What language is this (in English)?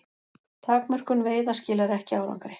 Icelandic